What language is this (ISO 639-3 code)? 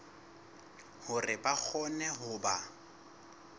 sot